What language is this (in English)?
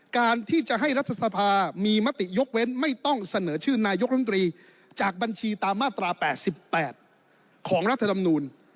Thai